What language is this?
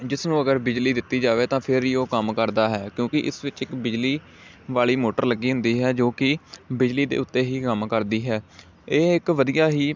Punjabi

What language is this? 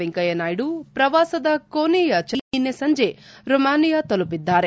Kannada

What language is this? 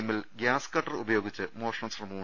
Malayalam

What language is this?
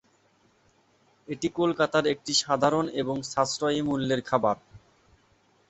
Bangla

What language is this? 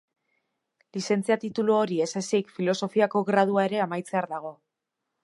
Basque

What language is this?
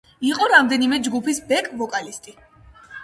Georgian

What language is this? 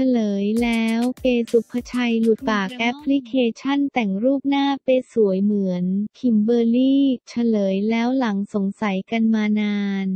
Thai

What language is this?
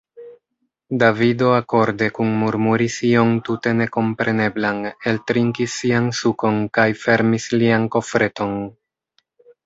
Esperanto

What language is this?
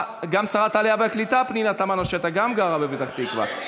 Hebrew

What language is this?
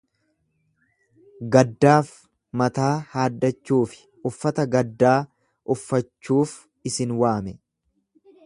Oromo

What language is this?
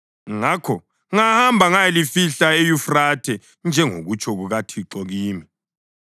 North Ndebele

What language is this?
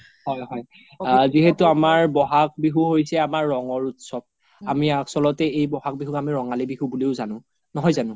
Assamese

